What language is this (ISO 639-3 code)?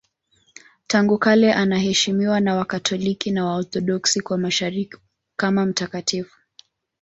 swa